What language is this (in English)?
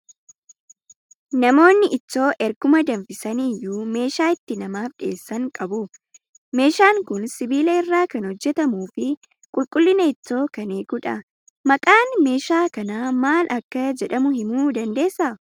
Oromo